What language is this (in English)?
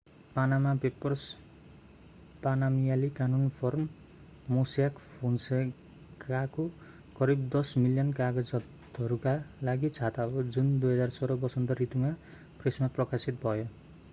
Nepali